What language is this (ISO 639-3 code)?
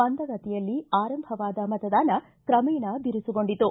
kan